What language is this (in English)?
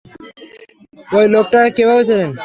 Bangla